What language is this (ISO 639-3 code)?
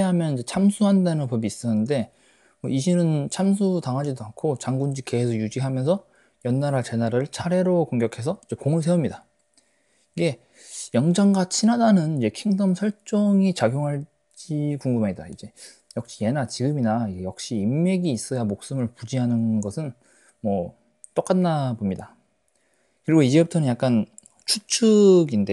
kor